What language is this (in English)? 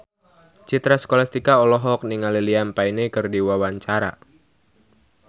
Sundanese